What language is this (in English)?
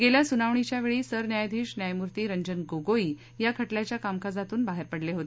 Marathi